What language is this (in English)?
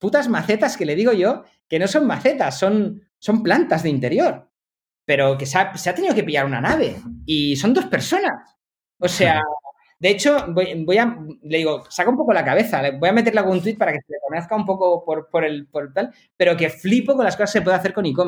Spanish